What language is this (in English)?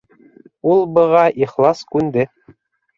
Bashkir